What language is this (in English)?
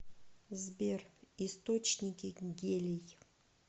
Russian